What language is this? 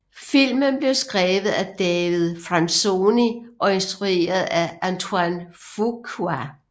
Danish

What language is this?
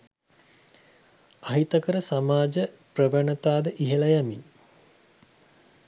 Sinhala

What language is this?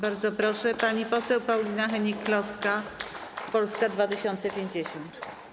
Polish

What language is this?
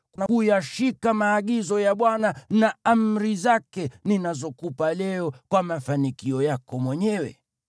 Swahili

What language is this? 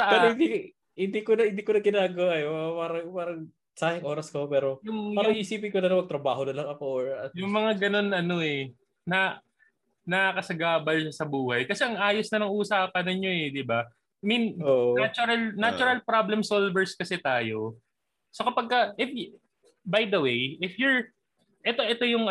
Filipino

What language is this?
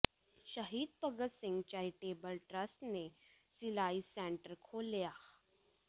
Punjabi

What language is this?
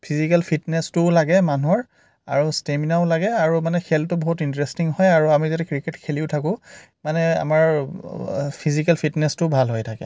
Assamese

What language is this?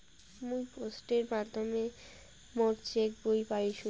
Bangla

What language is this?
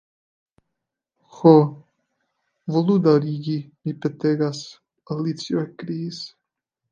Esperanto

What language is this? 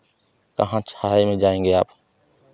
Hindi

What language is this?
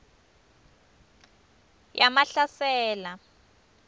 Swati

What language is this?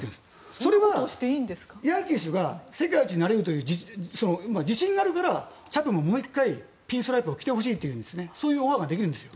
Japanese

